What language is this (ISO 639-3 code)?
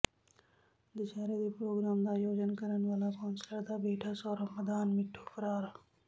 pan